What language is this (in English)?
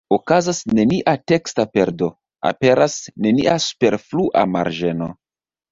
Esperanto